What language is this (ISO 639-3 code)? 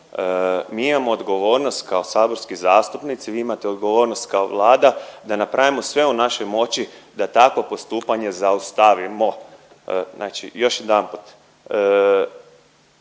hrv